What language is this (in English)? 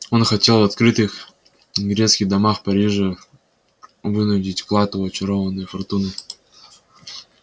Russian